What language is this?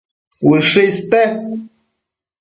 Matsés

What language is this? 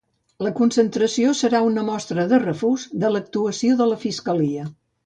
Catalan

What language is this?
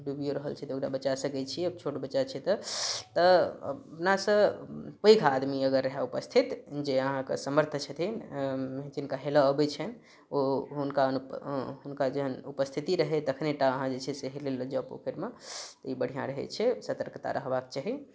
Maithili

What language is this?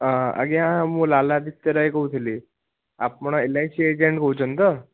Odia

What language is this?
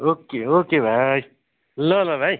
Nepali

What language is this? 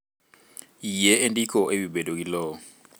Luo (Kenya and Tanzania)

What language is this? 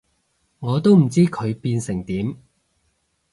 Cantonese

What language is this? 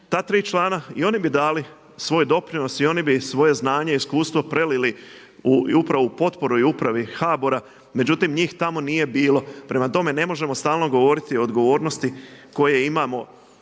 Croatian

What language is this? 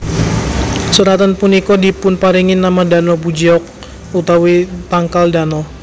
Javanese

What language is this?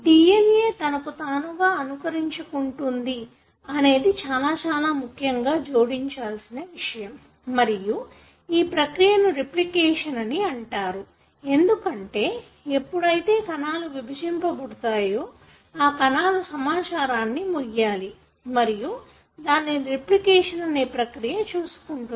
Telugu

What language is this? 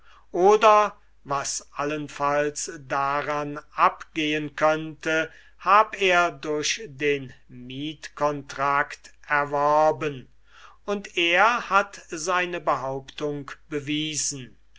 German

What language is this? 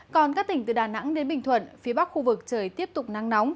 Vietnamese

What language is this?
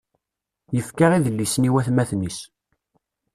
Kabyle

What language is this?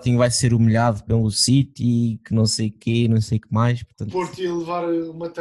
Portuguese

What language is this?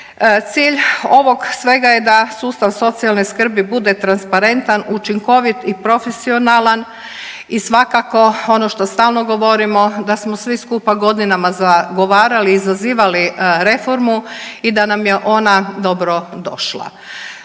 Croatian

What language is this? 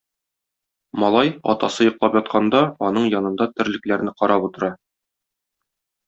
Tatar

